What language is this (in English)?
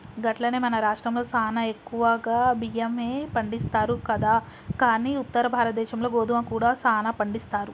Telugu